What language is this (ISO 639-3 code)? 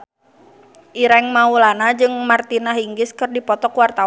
sun